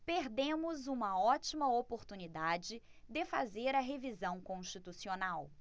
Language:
Portuguese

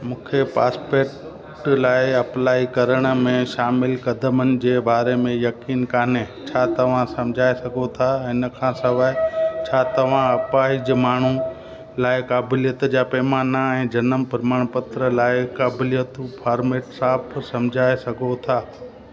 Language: Sindhi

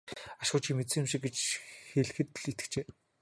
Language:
Mongolian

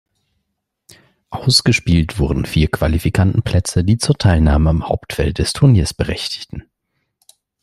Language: German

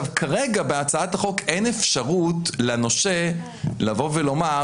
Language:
Hebrew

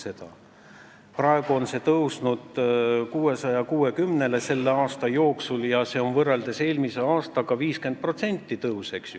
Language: Estonian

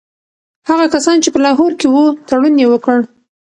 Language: Pashto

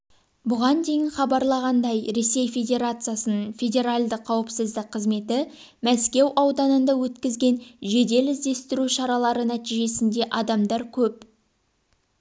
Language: Kazakh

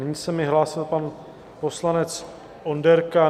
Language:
Czech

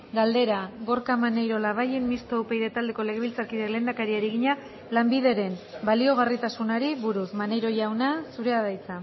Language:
Basque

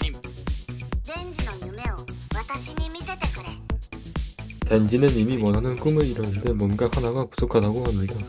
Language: Korean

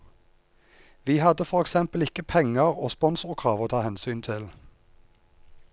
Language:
Norwegian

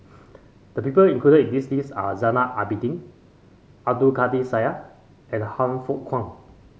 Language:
English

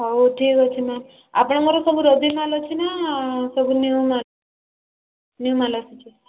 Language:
Odia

